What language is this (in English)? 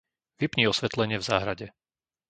Slovak